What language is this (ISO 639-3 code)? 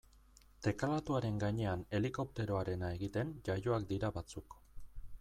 eus